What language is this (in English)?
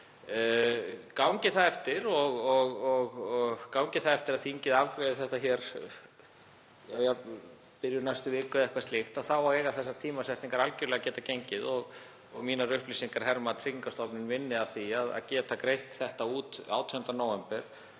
Icelandic